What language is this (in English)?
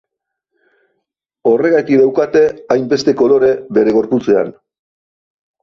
Basque